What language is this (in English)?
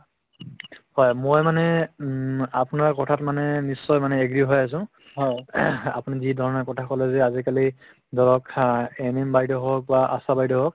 Assamese